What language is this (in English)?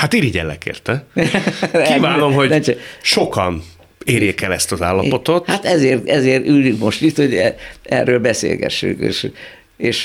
Hungarian